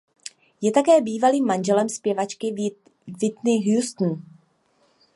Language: Czech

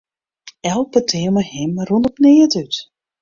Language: Western Frisian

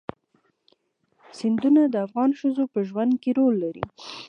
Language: Pashto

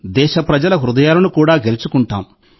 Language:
Telugu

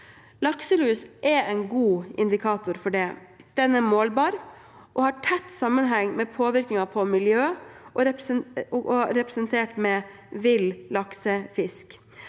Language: Norwegian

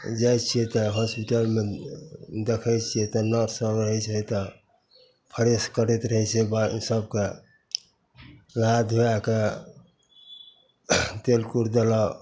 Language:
Maithili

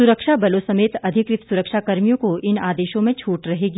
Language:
Hindi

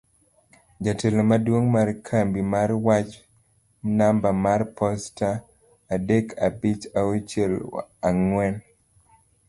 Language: Luo (Kenya and Tanzania)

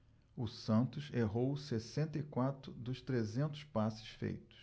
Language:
Portuguese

